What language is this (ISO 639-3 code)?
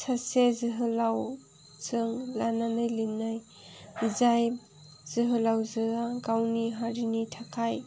brx